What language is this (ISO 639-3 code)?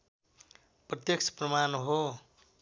nep